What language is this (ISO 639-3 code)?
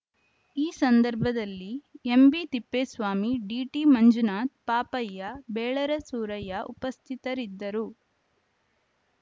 kan